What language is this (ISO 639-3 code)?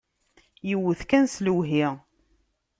kab